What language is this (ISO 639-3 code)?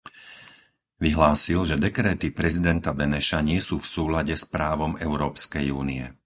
slk